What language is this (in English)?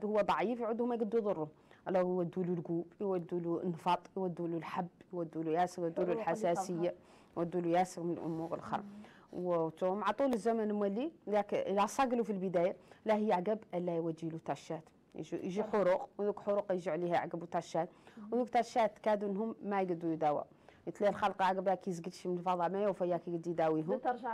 Arabic